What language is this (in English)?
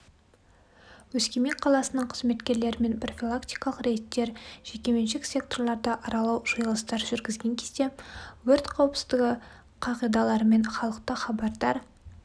Kazakh